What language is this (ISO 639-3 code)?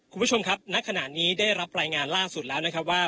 tha